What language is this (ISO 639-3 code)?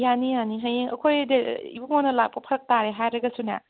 mni